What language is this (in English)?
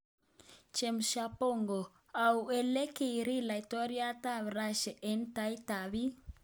Kalenjin